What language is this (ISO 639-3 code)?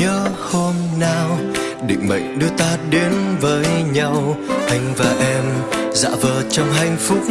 vie